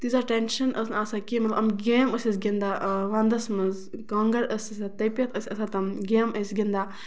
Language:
Kashmiri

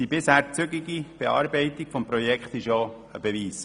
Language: Swiss German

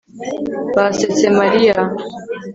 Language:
Kinyarwanda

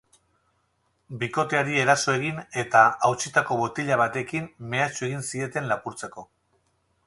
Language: Basque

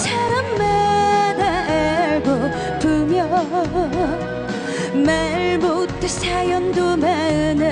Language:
Korean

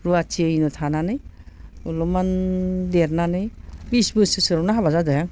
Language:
Bodo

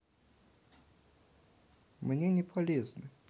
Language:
Russian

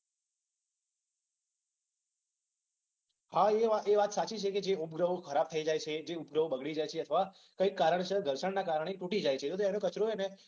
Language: Gujarati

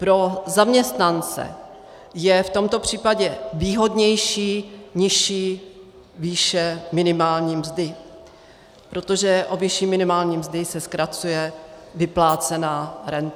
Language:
Czech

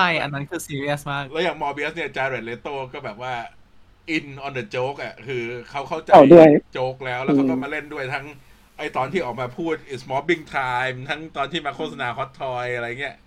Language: Thai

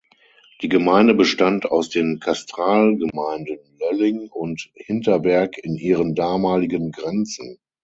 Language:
German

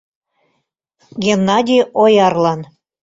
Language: Mari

